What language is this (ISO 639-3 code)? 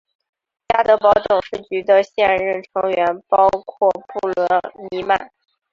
zho